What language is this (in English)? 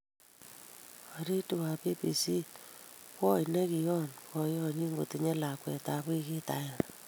Kalenjin